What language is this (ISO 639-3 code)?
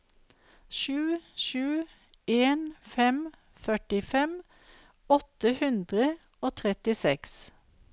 nor